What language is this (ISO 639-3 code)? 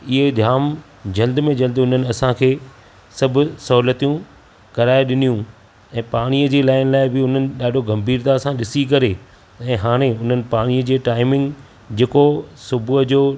snd